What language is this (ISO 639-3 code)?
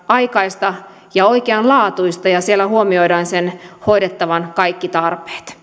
fin